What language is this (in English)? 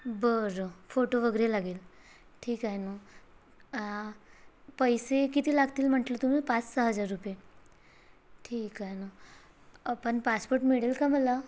Marathi